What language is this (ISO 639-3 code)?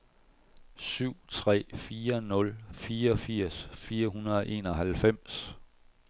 dan